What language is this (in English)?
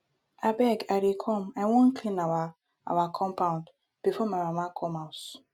Nigerian Pidgin